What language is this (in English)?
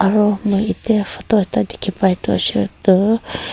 Naga Pidgin